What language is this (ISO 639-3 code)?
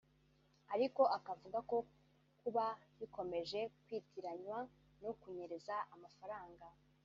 kin